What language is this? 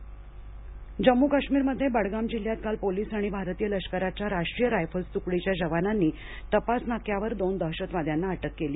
Marathi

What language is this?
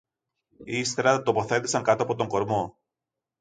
Greek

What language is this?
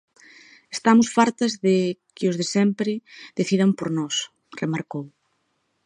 Galician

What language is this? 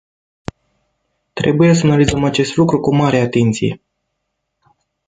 Romanian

